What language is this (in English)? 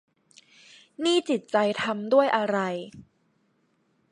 Thai